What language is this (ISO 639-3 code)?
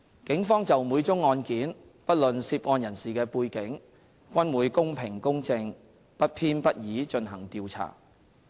yue